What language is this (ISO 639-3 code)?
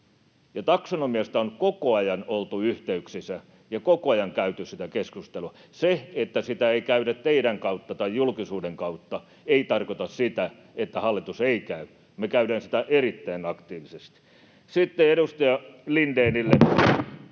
fin